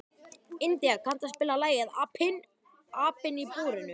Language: Icelandic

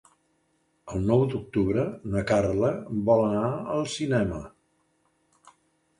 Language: Catalan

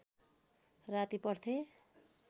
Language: Nepali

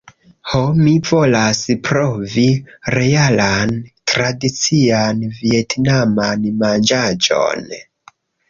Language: Esperanto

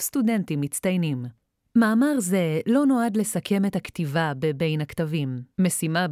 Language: Hebrew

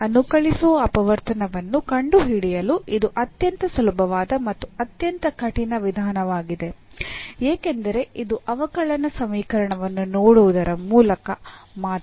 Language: Kannada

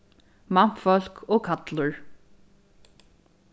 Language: Faroese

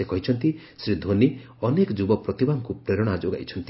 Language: Odia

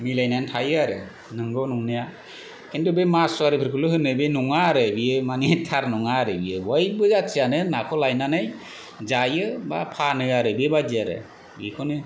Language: Bodo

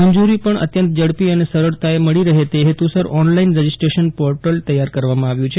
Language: Gujarati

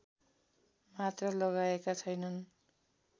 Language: Nepali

